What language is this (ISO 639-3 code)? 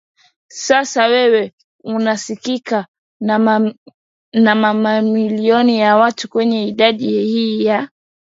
swa